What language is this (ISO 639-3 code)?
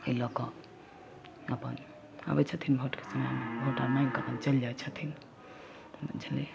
mai